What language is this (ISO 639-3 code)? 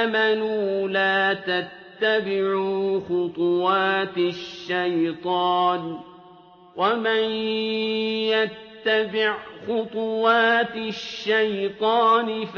ara